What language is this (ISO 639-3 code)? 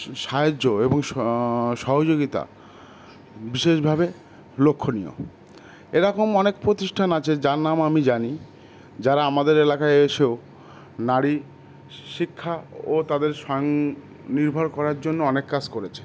ben